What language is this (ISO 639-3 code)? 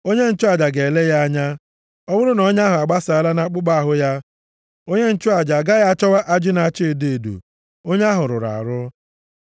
ibo